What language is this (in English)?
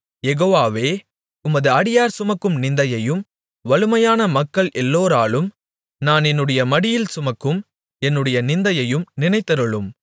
Tamil